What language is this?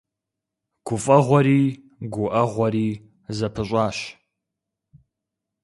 Kabardian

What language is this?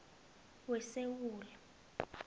South Ndebele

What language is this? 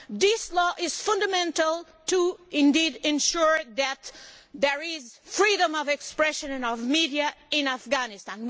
English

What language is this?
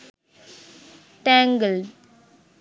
Sinhala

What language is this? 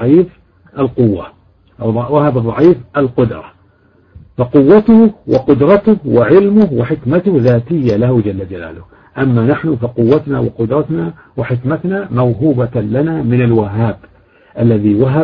Arabic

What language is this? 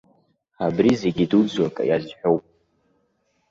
Abkhazian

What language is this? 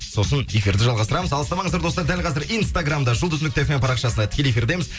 Kazakh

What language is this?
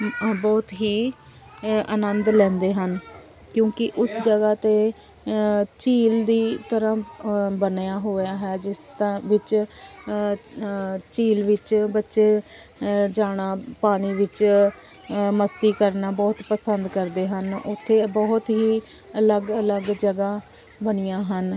Punjabi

